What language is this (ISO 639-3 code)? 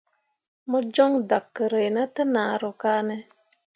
mua